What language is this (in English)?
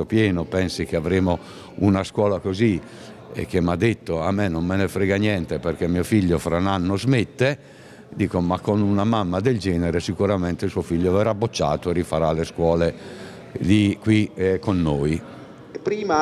Italian